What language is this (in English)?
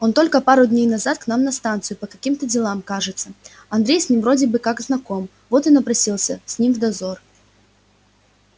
Russian